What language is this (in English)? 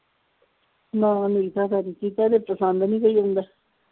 Punjabi